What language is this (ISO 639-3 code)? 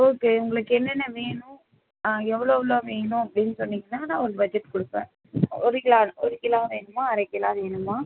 tam